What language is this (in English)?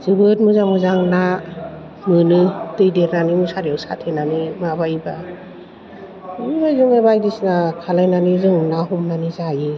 Bodo